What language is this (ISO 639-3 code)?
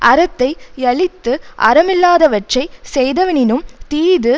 tam